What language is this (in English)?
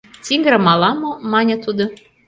Mari